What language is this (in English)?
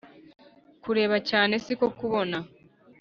Kinyarwanda